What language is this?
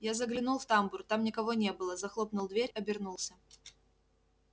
Russian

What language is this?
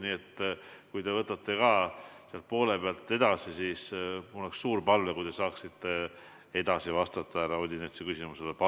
Estonian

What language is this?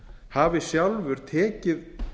Icelandic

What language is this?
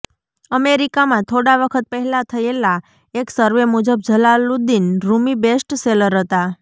Gujarati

